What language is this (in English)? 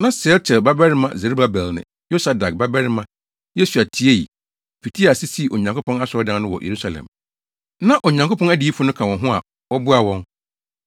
Akan